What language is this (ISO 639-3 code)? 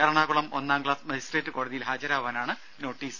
mal